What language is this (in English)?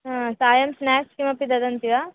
Sanskrit